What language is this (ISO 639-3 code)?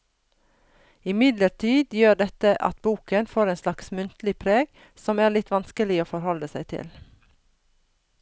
nor